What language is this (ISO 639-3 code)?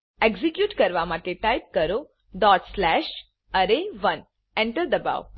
guj